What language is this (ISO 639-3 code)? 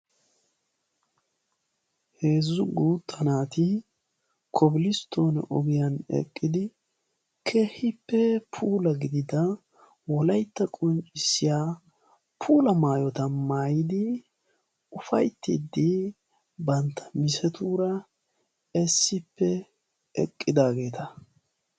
wal